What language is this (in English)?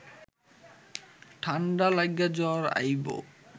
Bangla